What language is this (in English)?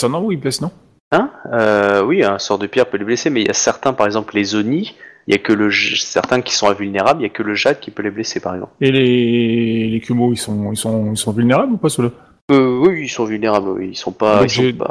French